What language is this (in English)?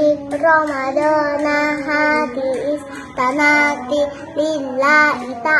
Indonesian